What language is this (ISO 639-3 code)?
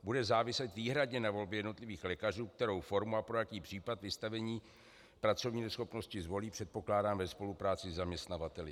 ces